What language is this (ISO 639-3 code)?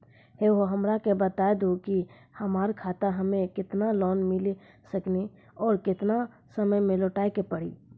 mai